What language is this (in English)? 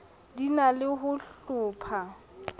Southern Sotho